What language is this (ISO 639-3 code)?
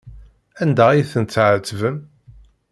kab